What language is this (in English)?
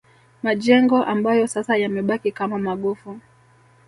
Swahili